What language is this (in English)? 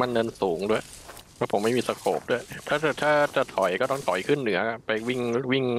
Thai